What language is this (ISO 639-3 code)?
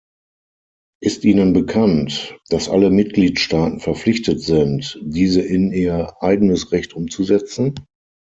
deu